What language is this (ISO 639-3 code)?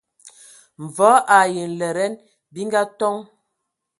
ewo